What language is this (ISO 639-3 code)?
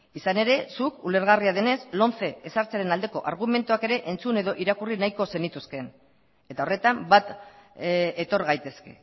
eus